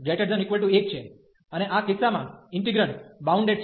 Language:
Gujarati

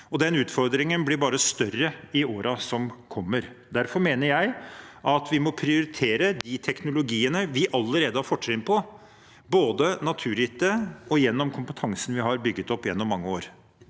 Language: Norwegian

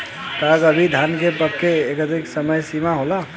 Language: Bhojpuri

